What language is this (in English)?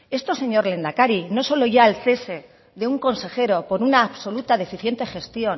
Spanish